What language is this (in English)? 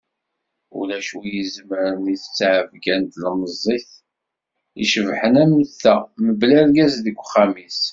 Kabyle